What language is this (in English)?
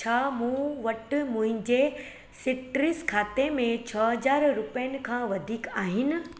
Sindhi